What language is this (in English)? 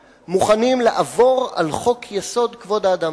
Hebrew